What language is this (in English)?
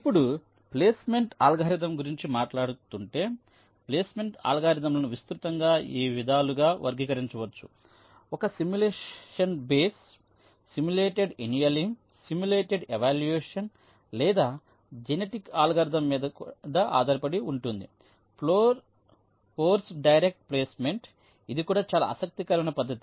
Telugu